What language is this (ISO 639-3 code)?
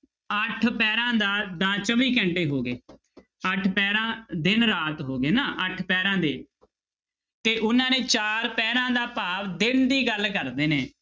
pan